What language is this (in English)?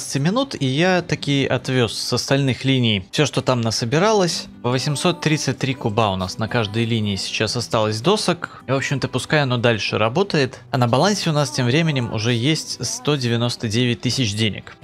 Russian